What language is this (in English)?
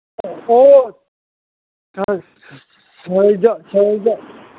Manipuri